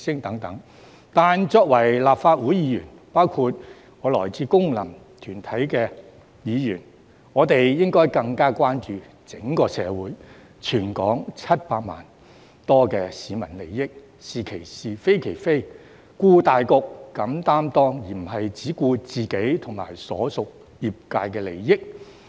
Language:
Cantonese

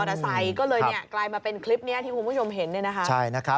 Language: Thai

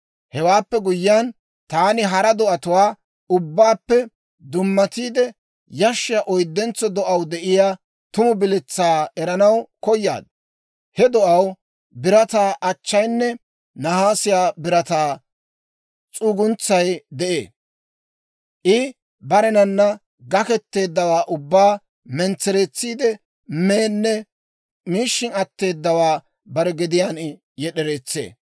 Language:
Dawro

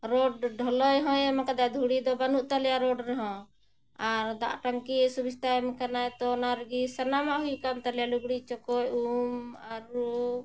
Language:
Santali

